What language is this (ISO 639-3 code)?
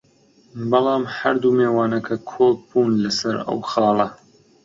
ckb